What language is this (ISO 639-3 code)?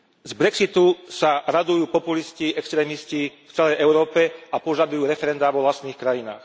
slk